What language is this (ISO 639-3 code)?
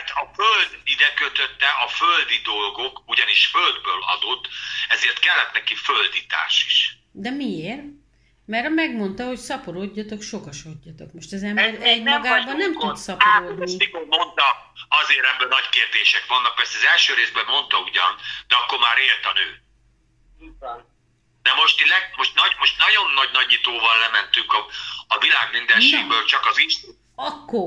hun